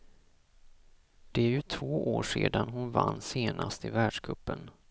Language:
Swedish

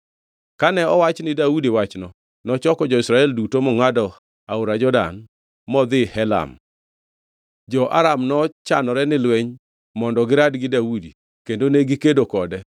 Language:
Luo (Kenya and Tanzania)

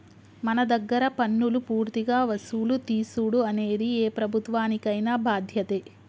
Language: Telugu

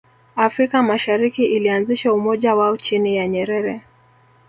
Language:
Swahili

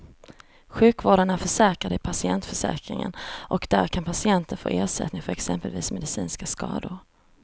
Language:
Swedish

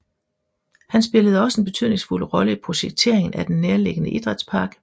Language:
Danish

